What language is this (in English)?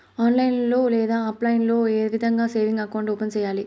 Telugu